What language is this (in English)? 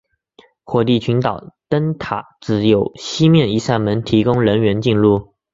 Chinese